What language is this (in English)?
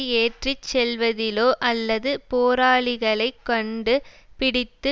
Tamil